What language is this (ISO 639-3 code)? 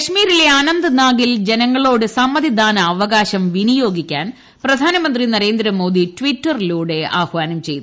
mal